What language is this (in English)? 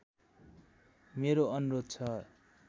Nepali